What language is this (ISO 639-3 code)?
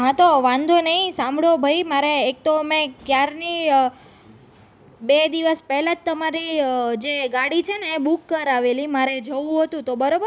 guj